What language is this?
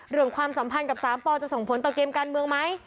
Thai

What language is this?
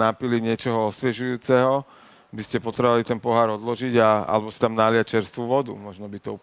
Slovak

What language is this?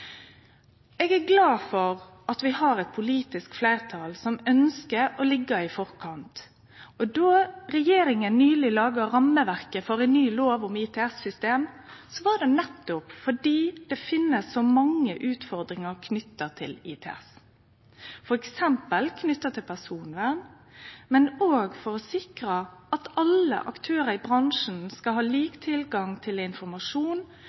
Norwegian Nynorsk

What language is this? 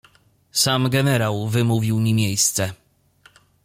Polish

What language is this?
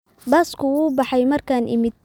Somali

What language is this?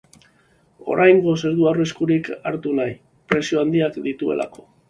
Basque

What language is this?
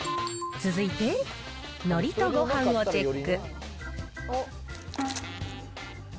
Japanese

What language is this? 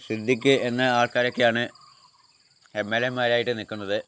Malayalam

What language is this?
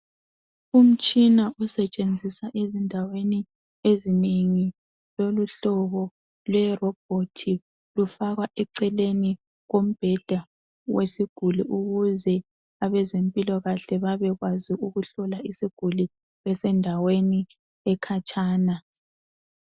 North Ndebele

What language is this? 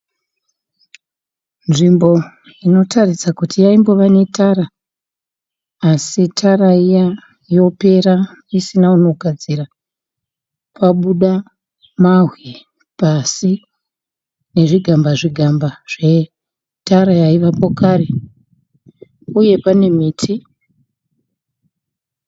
Shona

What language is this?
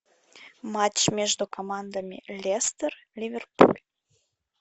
Russian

